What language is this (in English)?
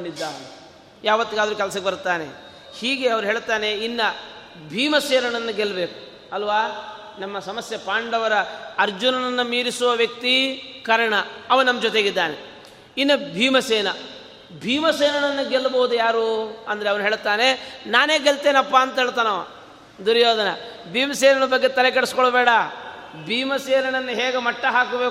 Kannada